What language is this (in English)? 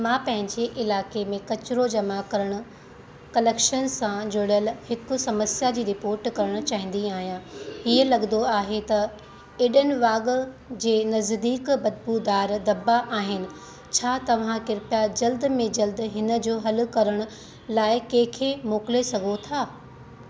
Sindhi